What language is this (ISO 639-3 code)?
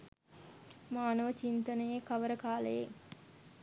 sin